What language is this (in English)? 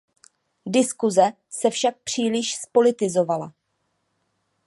Czech